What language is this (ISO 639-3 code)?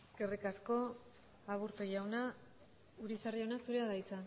eus